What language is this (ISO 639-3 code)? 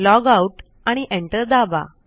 mar